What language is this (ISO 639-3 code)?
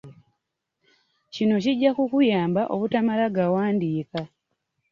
lug